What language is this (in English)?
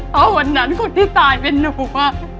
Thai